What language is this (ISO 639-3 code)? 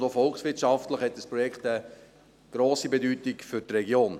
gsw